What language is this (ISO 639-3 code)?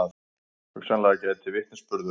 isl